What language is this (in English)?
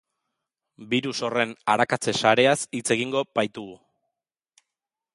Basque